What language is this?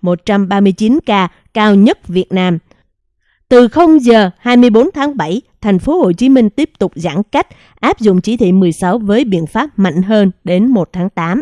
Vietnamese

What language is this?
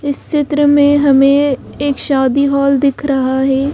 Hindi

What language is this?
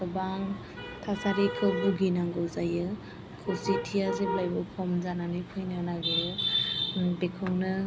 Bodo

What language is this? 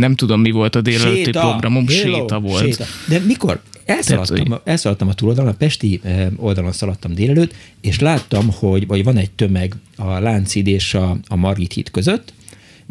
Hungarian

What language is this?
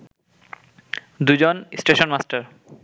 Bangla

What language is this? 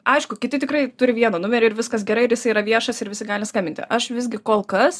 Lithuanian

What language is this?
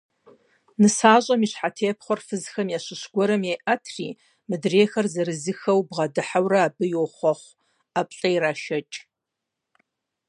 Kabardian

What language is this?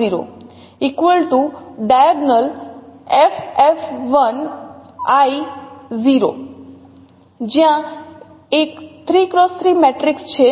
Gujarati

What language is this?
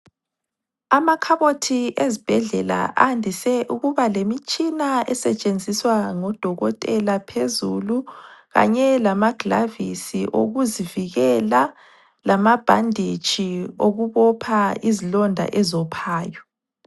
North Ndebele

